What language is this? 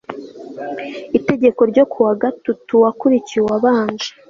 Kinyarwanda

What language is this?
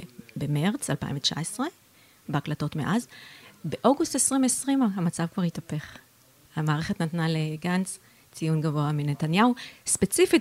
Hebrew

